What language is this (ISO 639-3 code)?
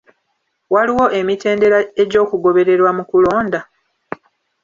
lug